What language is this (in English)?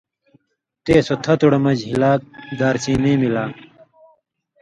Indus Kohistani